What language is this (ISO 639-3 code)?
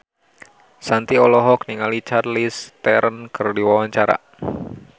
sun